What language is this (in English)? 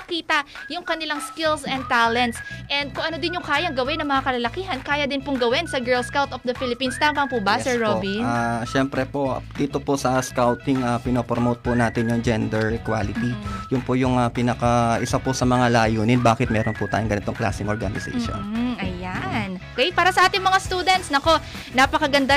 Filipino